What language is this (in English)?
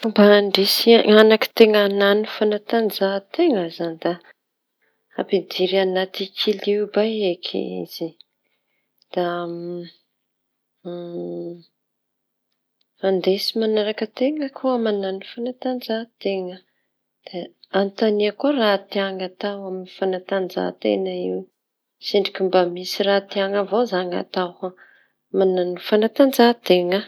Tanosy Malagasy